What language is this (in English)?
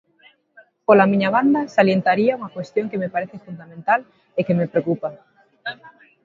Galician